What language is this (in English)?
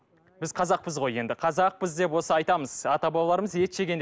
Kazakh